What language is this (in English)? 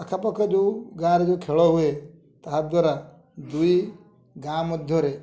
Odia